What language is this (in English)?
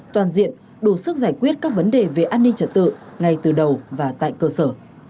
Vietnamese